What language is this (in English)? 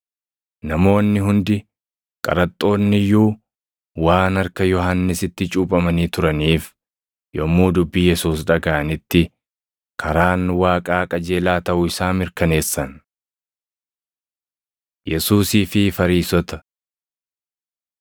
Oromo